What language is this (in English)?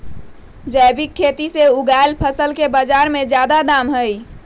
Magahi